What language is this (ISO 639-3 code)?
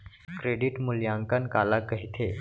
hne